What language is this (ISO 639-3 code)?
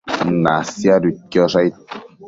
mcf